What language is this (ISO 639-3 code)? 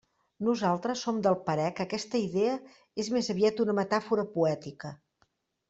cat